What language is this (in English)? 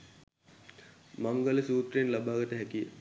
Sinhala